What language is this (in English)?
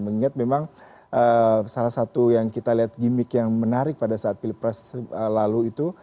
Indonesian